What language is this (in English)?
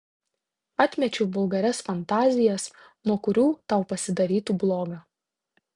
Lithuanian